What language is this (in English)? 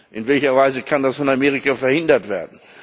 German